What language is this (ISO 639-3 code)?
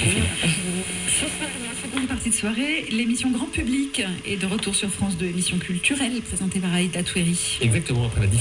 fra